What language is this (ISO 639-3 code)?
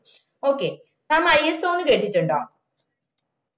mal